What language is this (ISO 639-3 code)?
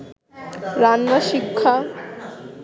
ben